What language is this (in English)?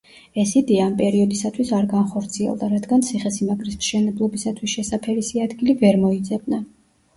Georgian